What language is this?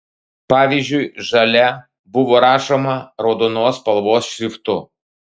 Lithuanian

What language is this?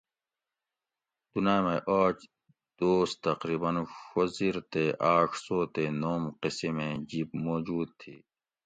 Gawri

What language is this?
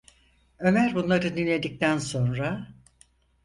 Turkish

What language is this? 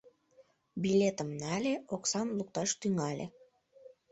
Mari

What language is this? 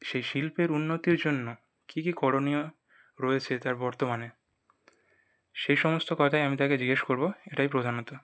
Bangla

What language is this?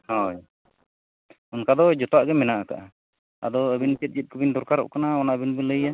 Santali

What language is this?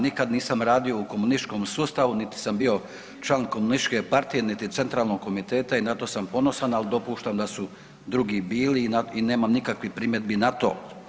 Croatian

